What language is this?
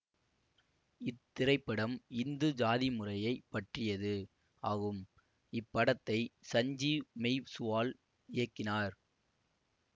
Tamil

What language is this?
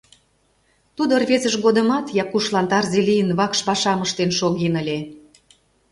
Mari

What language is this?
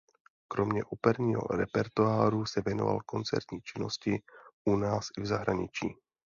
Czech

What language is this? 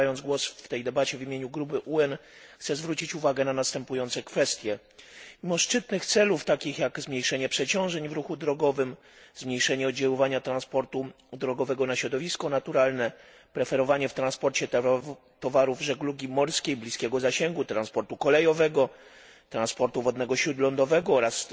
Polish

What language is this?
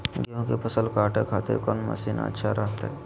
Magahi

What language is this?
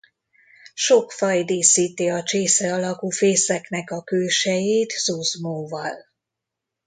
Hungarian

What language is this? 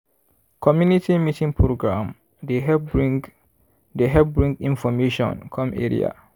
Nigerian Pidgin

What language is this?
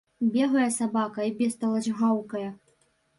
Belarusian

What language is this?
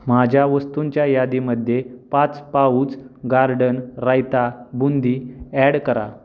Marathi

